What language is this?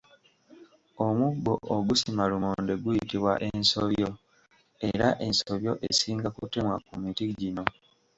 Ganda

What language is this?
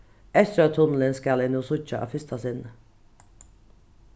Faroese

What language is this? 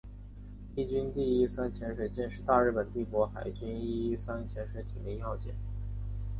Chinese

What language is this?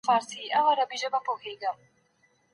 Pashto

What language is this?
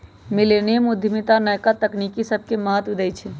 Magahi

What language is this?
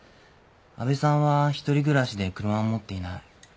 Japanese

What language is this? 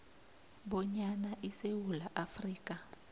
South Ndebele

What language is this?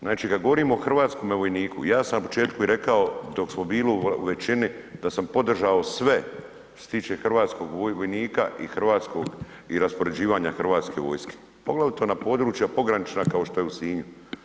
Croatian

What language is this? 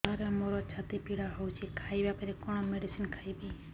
Odia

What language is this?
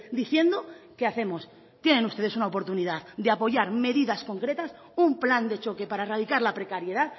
Spanish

